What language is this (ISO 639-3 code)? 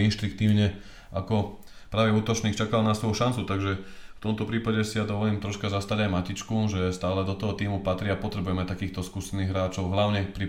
slk